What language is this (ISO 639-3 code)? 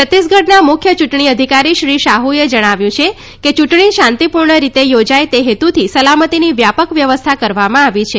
guj